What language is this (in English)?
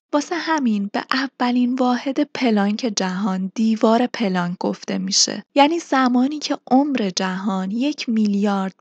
Persian